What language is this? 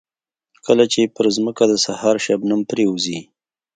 Pashto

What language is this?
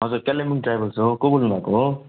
Nepali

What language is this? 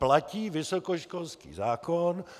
Czech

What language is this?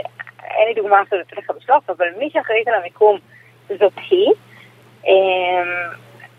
Hebrew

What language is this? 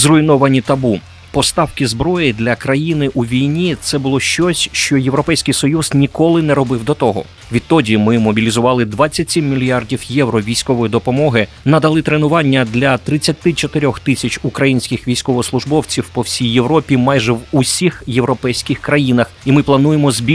Ukrainian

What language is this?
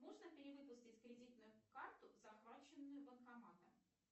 Russian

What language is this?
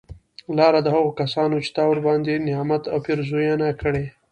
Pashto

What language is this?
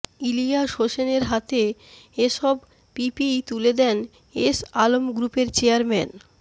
Bangla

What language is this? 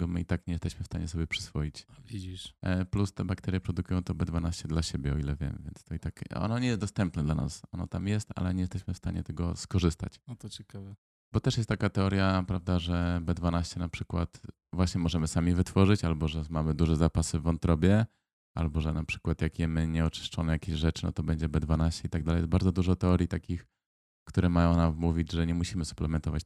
Polish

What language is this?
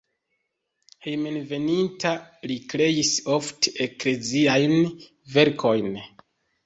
Esperanto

